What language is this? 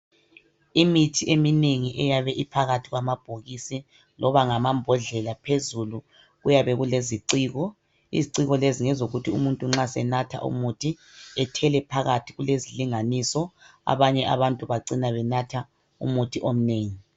North Ndebele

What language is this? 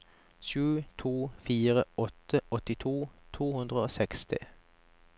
Norwegian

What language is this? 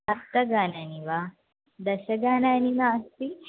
Sanskrit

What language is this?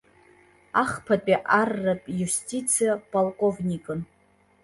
Abkhazian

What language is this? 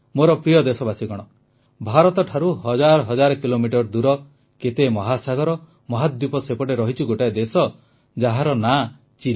Odia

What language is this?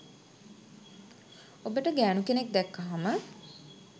Sinhala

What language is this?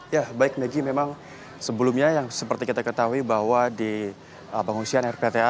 Indonesian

